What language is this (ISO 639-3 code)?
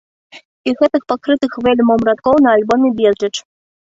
bel